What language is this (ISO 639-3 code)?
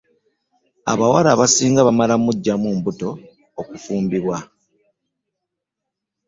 lug